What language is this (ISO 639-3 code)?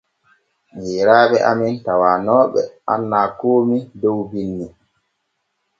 fue